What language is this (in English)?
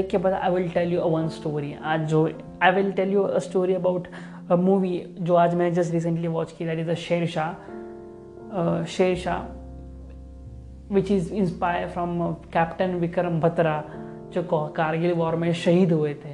Hindi